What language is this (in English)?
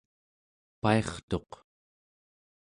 Central Yupik